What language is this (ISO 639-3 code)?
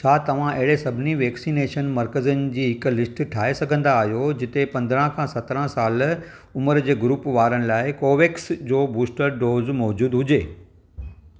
snd